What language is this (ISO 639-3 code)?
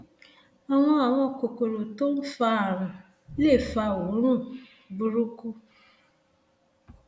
yor